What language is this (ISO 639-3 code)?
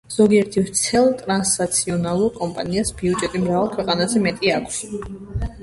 kat